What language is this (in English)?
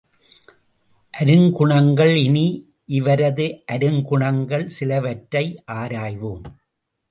Tamil